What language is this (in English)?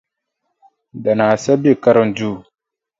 Dagbani